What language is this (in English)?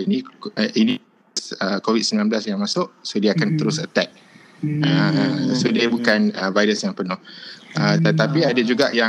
Malay